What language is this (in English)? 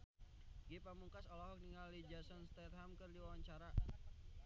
Sundanese